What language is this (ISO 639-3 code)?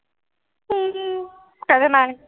asm